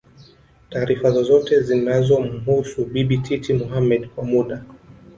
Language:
Swahili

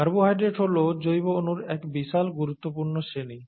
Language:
Bangla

